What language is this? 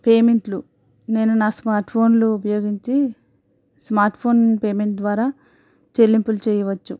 Telugu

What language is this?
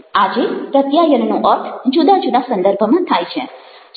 Gujarati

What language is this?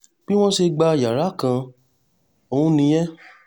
Yoruba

